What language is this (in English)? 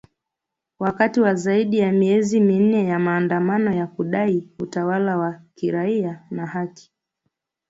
Swahili